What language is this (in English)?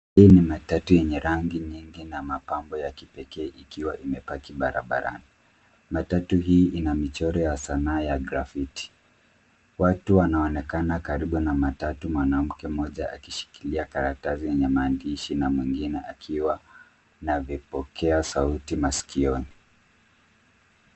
Swahili